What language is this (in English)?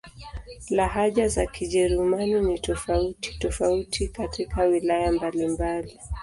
Swahili